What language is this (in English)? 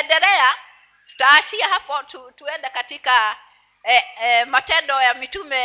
Swahili